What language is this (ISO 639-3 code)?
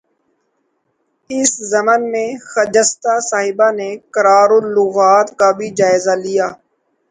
urd